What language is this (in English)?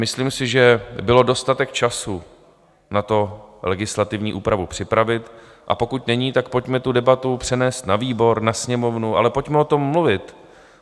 Czech